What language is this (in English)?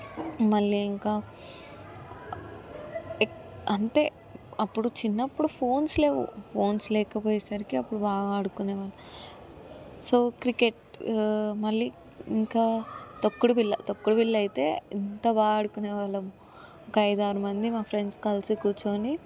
Telugu